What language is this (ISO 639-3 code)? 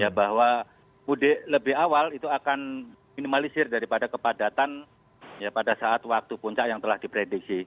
ind